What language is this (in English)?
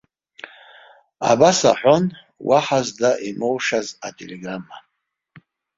Abkhazian